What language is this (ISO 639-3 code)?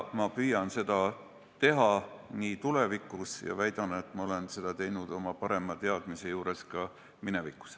est